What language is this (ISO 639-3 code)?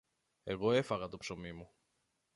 ell